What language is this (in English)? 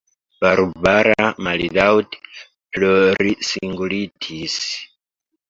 Esperanto